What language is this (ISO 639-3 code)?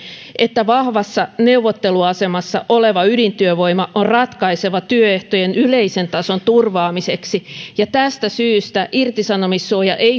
fin